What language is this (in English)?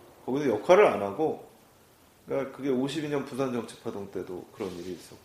Korean